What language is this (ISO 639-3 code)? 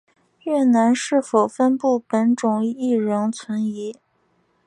zho